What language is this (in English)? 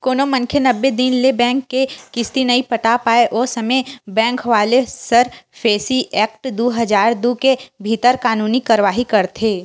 Chhattisgarhi